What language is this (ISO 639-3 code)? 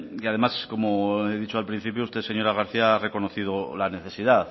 spa